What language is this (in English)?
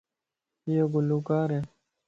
Lasi